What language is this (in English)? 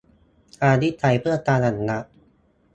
Thai